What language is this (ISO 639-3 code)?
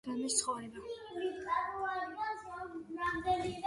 kat